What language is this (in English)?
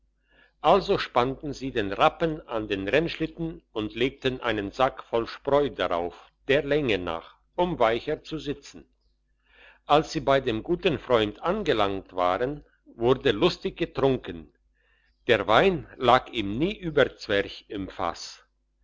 German